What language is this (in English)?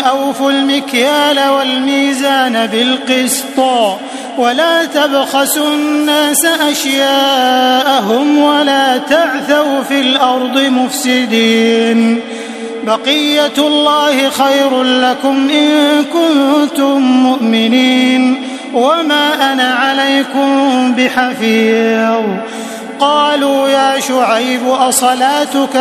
Arabic